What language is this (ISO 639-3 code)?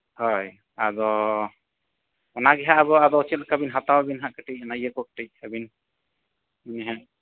sat